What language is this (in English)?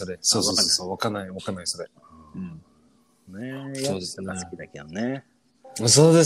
Japanese